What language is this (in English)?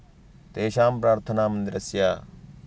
Sanskrit